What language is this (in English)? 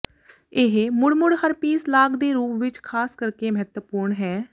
Punjabi